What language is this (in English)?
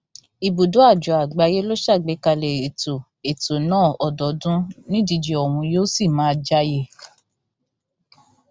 Yoruba